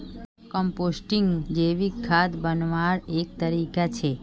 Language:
Magahi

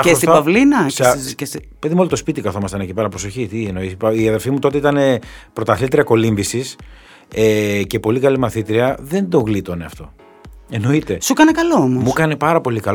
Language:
Greek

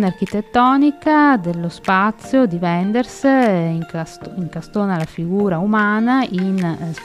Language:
Italian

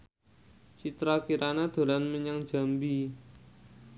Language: Javanese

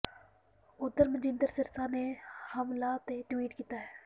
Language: Punjabi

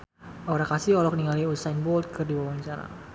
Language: Sundanese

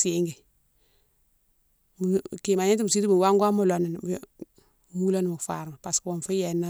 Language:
Mansoanka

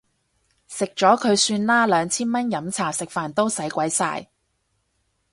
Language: Cantonese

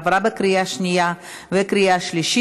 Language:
Hebrew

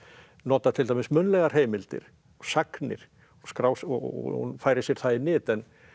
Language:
Icelandic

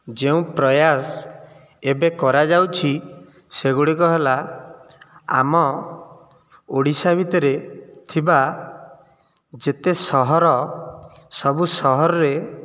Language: Odia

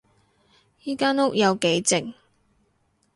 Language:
Cantonese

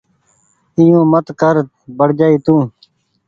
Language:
Goaria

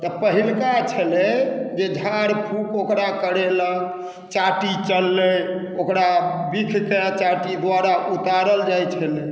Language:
Maithili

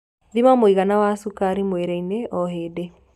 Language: Kikuyu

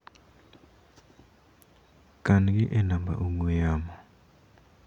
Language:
Luo (Kenya and Tanzania)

